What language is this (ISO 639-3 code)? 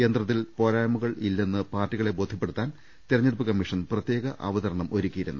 mal